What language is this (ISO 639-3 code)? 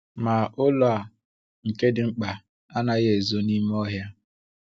ibo